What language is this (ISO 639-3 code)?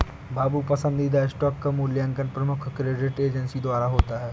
hin